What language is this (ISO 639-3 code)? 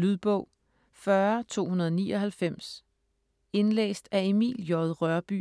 dan